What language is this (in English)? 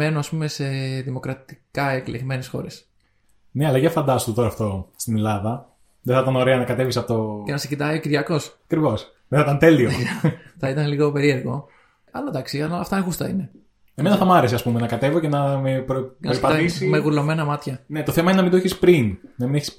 Greek